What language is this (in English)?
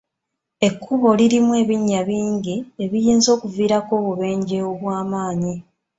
Ganda